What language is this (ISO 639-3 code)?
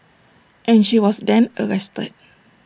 eng